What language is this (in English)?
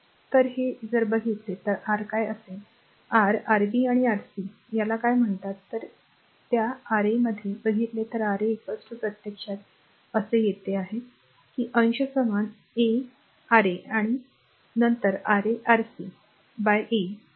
Marathi